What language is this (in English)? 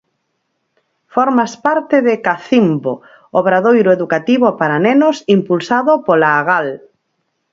Galician